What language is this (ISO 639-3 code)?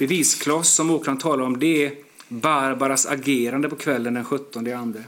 swe